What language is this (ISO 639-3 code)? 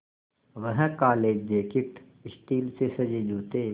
hin